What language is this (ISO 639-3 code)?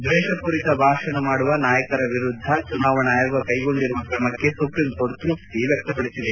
kan